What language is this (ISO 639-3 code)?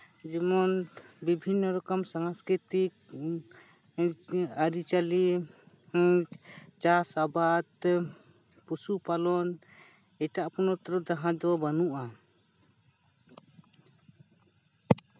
sat